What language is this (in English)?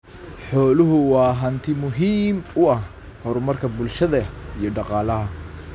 Somali